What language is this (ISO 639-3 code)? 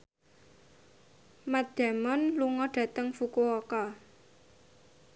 jav